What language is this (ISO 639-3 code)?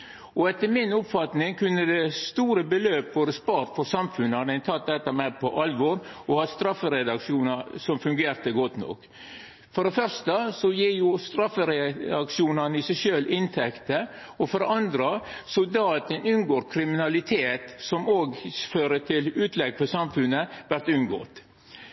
nno